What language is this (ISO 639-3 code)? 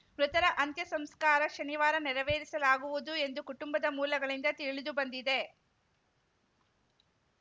kan